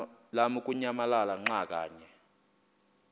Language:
Xhosa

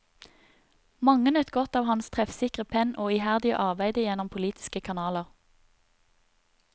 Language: Norwegian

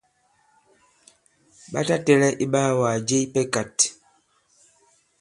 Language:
Bankon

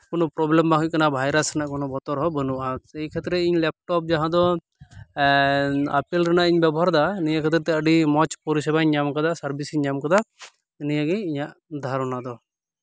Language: Santali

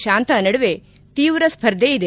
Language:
Kannada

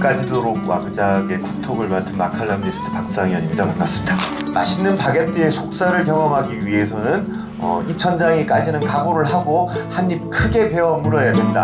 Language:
Korean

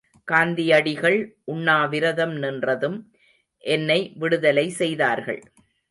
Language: Tamil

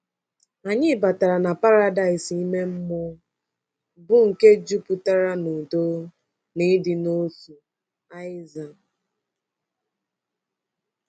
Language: Igbo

